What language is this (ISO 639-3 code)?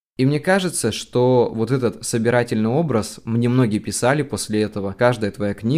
rus